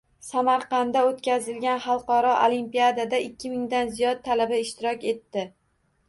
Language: Uzbek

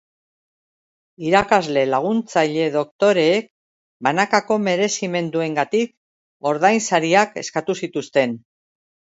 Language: Basque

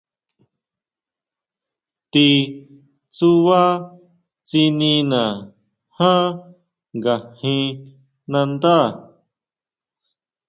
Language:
Huautla Mazatec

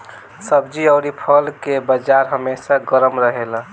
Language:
Bhojpuri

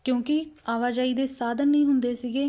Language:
Punjabi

